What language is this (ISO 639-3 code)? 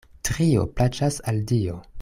epo